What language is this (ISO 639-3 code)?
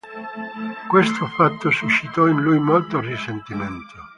ita